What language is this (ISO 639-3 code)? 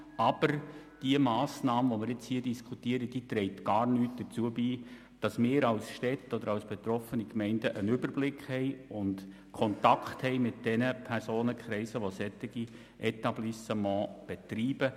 gsw